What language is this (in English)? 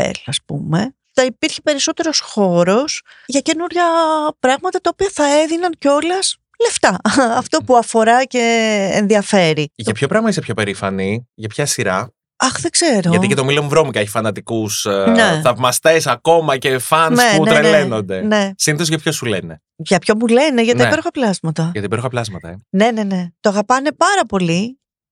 Greek